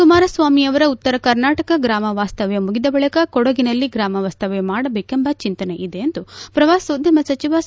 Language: Kannada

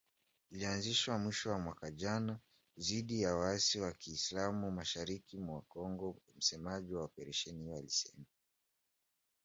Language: Swahili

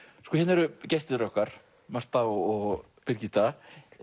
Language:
Icelandic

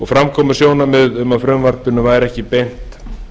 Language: Icelandic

